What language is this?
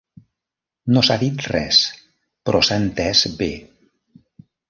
Catalan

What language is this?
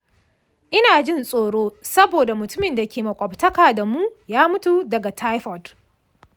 Hausa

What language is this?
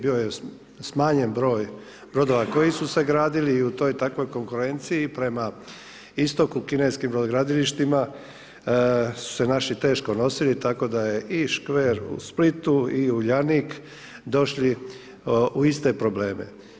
Croatian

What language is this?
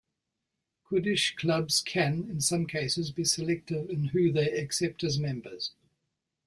English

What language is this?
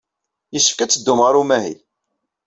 Kabyle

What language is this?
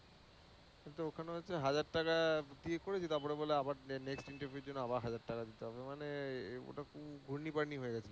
Bangla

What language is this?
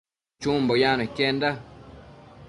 Matsés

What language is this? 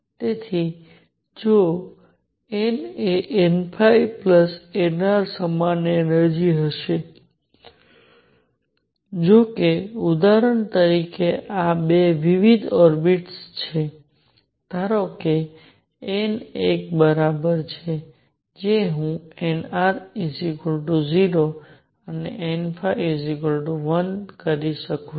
Gujarati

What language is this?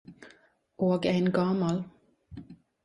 Norwegian Nynorsk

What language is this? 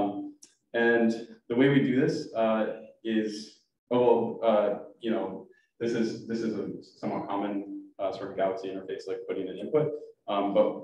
English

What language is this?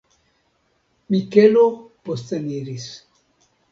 Esperanto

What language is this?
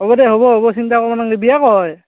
Assamese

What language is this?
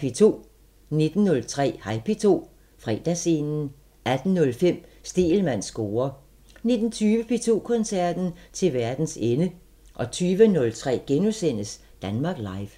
Danish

